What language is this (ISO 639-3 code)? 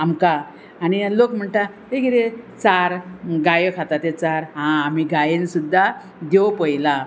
kok